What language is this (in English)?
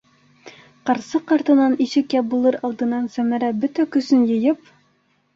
Bashkir